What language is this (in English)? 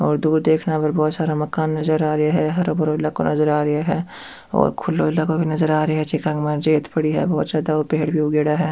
Rajasthani